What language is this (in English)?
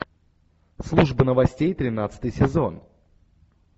Russian